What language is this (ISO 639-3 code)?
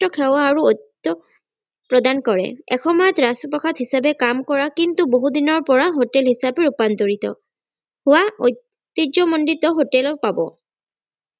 asm